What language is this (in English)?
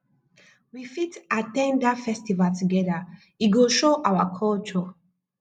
Nigerian Pidgin